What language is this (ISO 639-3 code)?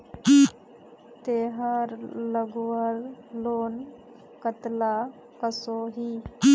mag